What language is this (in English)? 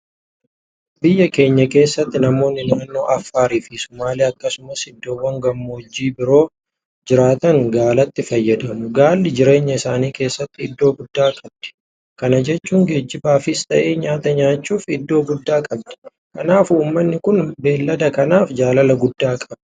Oromo